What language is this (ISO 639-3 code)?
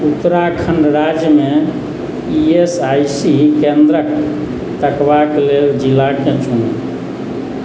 mai